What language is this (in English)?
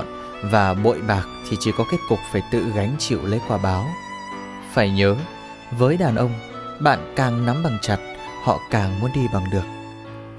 Vietnamese